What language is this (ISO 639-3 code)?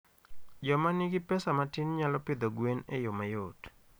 luo